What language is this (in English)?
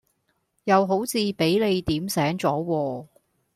Cantonese